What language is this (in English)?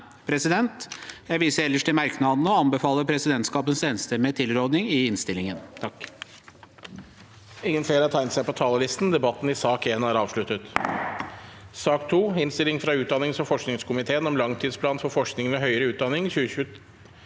Norwegian